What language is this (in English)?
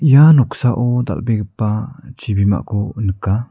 Garo